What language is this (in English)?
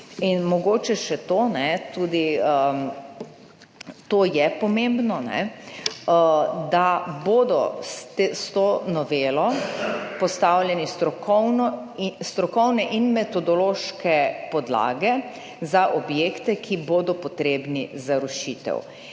Slovenian